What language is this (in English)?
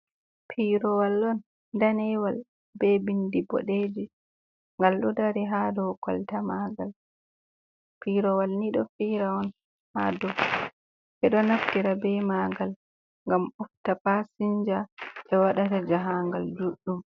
Fula